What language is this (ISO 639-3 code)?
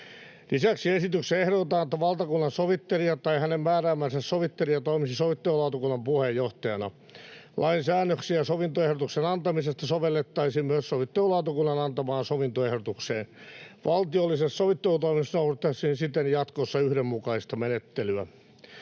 fin